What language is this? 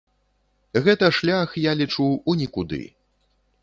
Belarusian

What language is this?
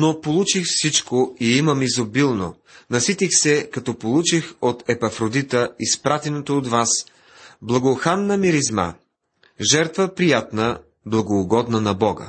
Bulgarian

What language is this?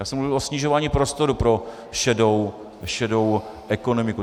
Czech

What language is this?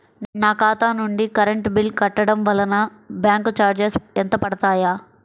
Telugu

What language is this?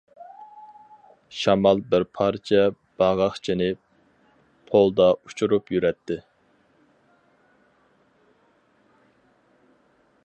Uyghur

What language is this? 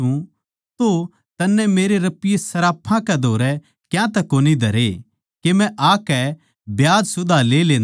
Haryanvi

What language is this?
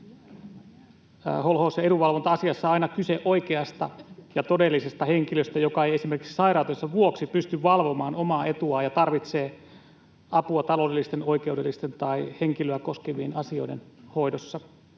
Finnish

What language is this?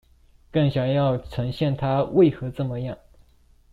Chinese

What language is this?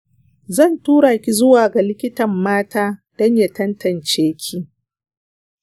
Hausa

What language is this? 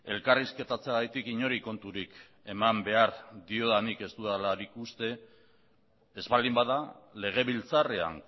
Basque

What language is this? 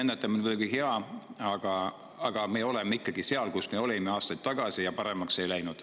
Estonian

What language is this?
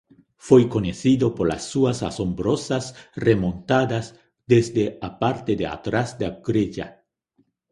Galician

